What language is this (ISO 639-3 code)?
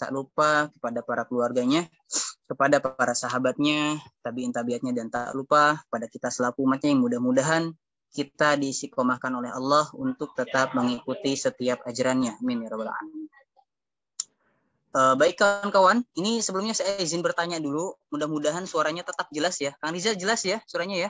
ind